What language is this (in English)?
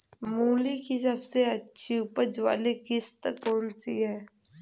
Hindi